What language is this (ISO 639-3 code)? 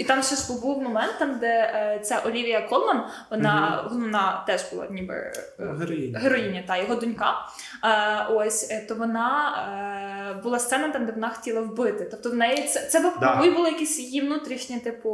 ukr